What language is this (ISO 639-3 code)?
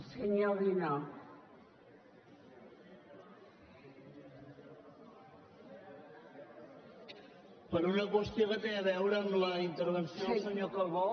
cat